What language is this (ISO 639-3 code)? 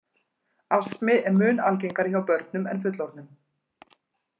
isl